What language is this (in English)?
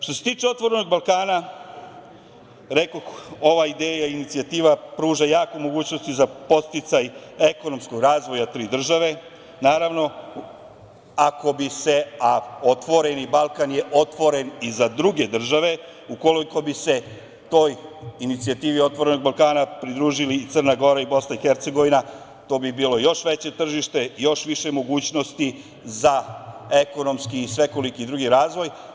Serbian